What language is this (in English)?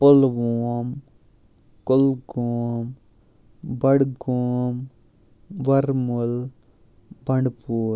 Kashmiri